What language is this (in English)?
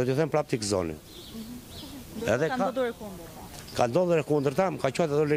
Romanian